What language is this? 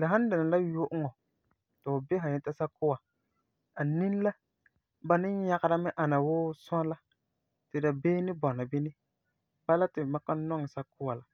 Frafra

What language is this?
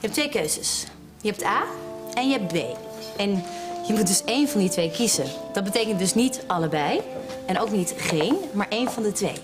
Dutch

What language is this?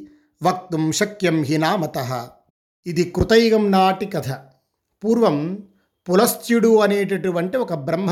Telugu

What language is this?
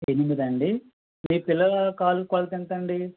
Telugu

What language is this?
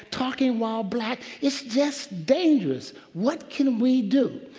English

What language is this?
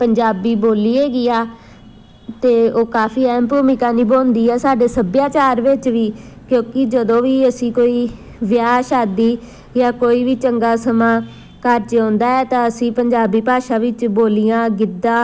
Punjabi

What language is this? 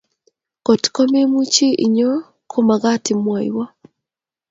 Kalenjin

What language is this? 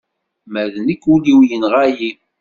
Kabyle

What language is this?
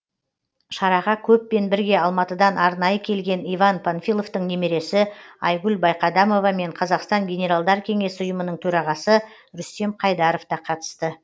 Kazakh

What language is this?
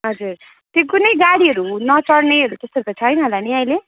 Nepali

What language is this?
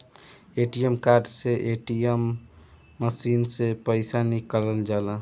Bhojpuri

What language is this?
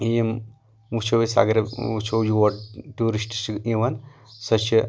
Kashmiri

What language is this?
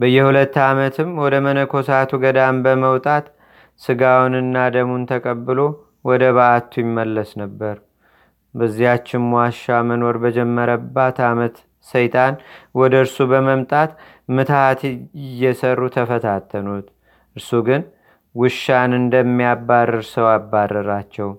Amharic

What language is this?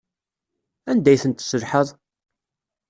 Kabyle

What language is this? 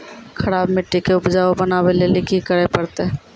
Maithili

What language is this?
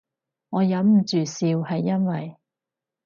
Cantonese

